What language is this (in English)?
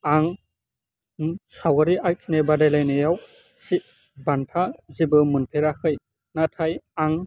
Bodo